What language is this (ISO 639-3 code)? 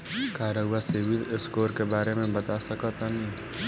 bho